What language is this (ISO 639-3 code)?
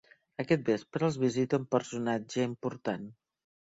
cat